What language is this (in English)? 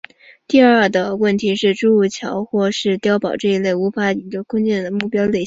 Chinese